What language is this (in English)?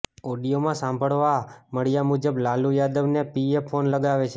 Gujarati